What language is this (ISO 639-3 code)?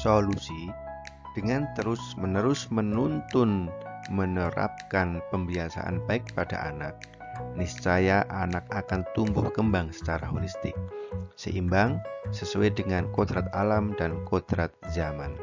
ind